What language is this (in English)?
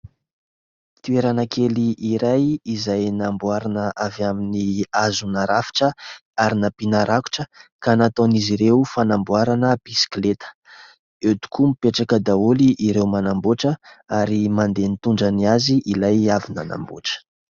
Malagasy